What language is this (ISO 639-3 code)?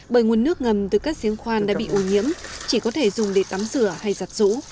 vie